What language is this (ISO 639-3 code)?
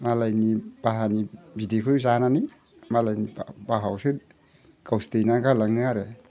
brx